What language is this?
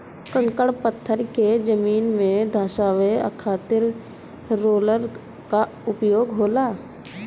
Bhojpuri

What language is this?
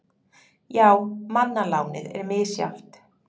Icelandic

